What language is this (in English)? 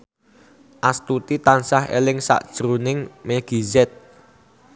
Javanese